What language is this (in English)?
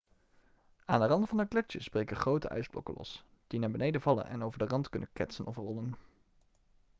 Dutch